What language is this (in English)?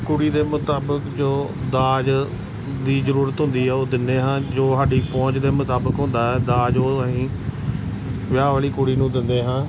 Punjabi